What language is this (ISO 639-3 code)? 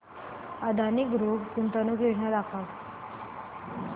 mar